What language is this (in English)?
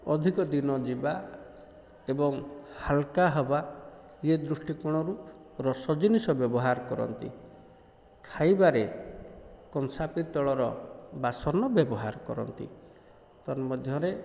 Odia